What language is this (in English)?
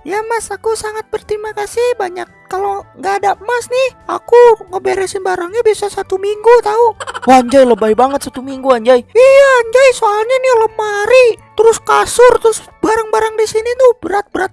Indonesian